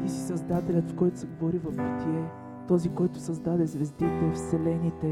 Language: Bulgarian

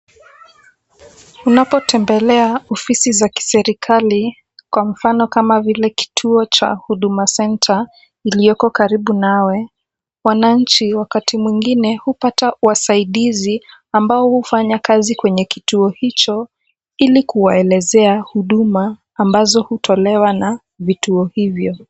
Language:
Swahili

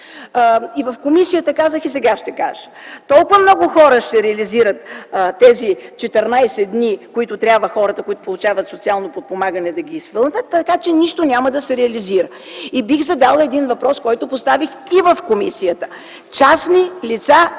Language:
Bulgarian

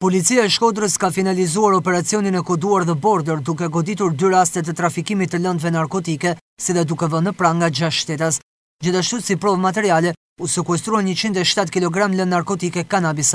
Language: Romanian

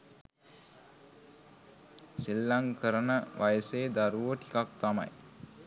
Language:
Sinhala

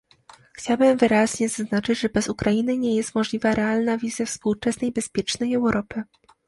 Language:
Polish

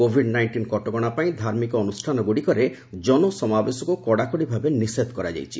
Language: Odia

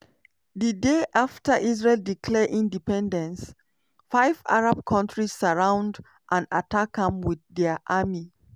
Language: Nigerian Pidgin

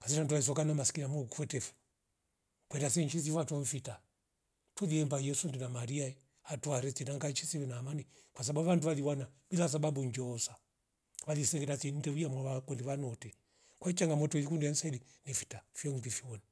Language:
Rombo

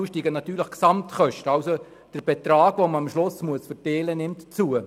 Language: Swiss German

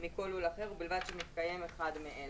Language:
Hebrew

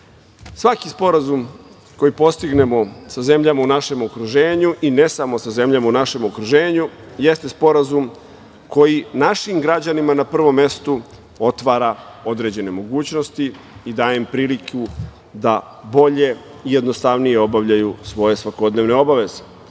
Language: Serbian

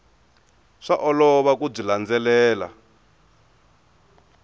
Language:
Tsonga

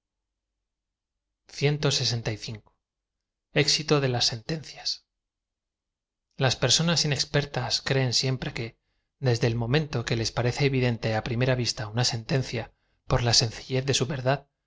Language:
Spanish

